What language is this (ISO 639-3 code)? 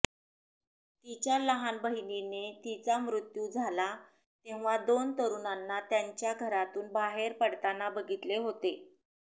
mar